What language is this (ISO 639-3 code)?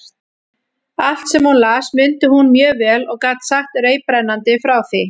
isl